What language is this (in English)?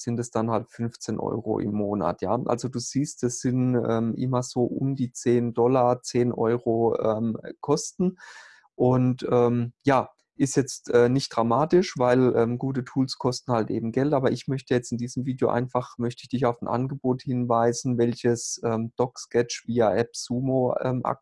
German